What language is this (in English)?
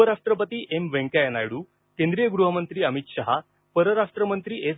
Marathi